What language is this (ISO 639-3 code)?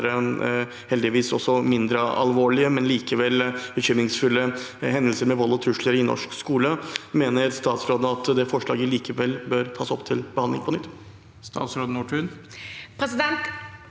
nor